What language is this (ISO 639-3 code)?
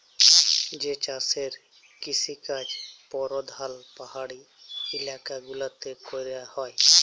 ben